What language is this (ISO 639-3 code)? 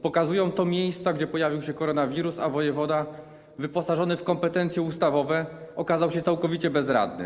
pol